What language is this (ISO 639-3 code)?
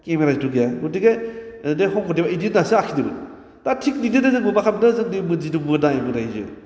brx